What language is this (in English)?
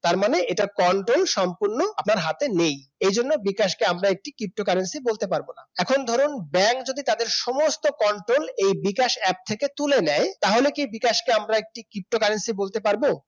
Bangla